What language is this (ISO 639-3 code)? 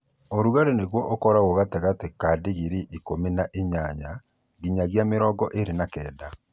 kik